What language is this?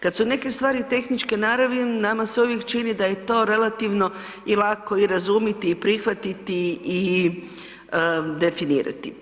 Croatian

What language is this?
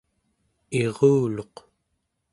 Central Yupik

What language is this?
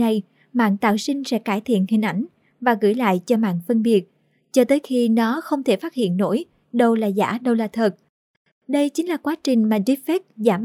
Vietnamese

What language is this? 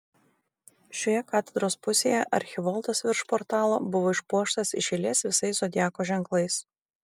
Lithuanian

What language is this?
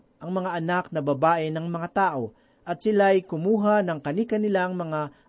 Filipino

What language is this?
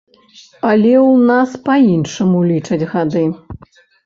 Belarusian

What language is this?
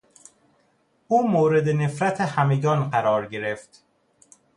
Persian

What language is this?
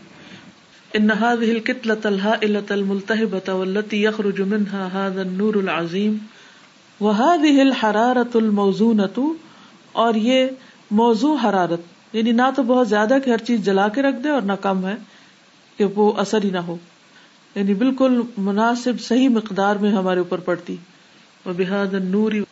Urdu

